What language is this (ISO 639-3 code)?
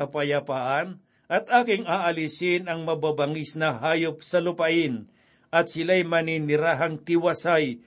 fil